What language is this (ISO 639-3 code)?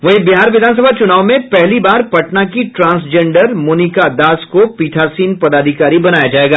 hin